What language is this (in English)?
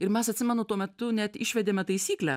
Lithuanian